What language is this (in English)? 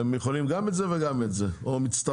Hebrew